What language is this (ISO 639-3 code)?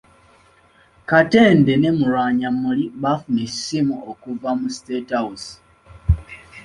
lug